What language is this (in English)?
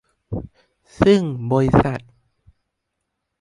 Thai